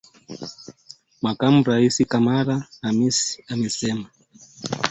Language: Swahili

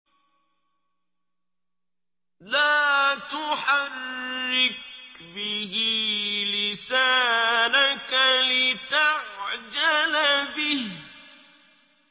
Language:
Arabic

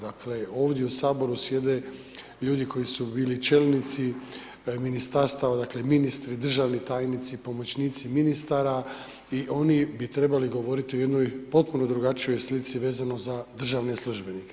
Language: Croatian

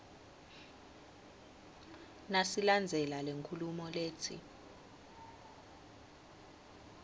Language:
Swati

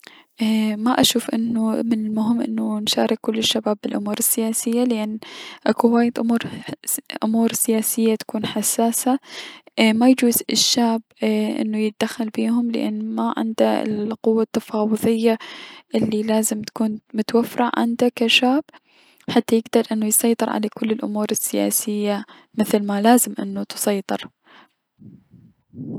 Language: Mesopotamian Arabic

